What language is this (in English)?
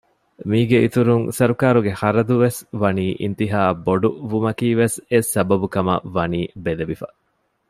Divehi